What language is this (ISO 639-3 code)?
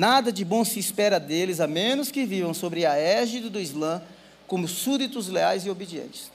por